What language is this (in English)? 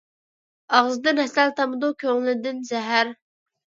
Uyghur